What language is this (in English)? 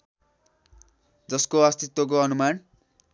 Nepali